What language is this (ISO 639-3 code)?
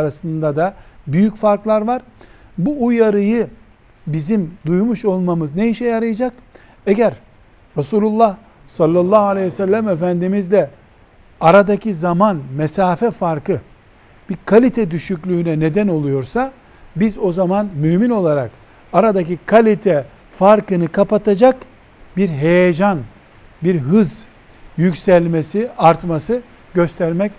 tur